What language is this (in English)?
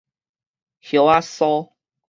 Min Nan Chinese